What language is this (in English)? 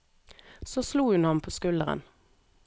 Norwegian